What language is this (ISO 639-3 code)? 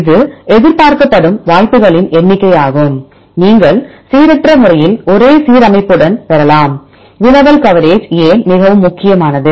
tam